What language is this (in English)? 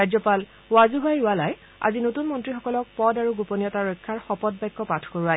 Assamese